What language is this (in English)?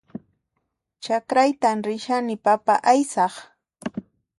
Puno Quechua